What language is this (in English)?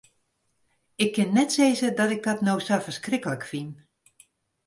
Western Frisian